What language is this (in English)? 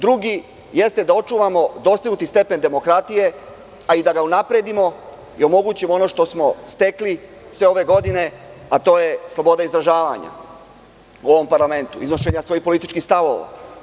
Serbian